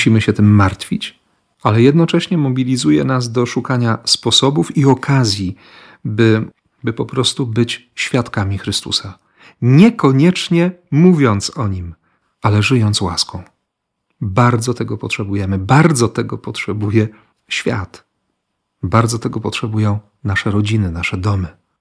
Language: Polish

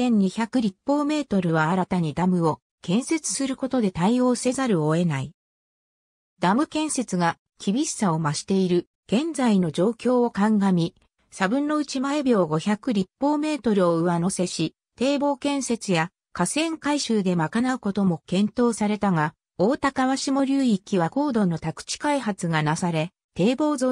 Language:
Japanese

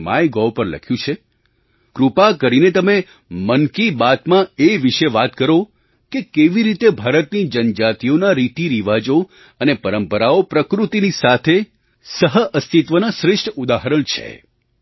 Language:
Gujarati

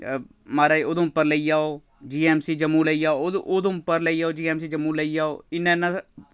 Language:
Dogri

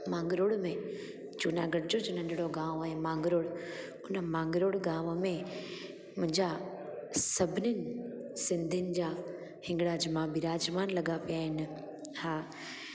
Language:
Sindhi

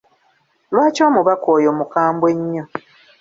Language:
Ganda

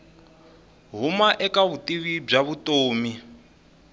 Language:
Tsonga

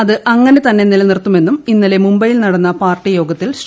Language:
Malayalam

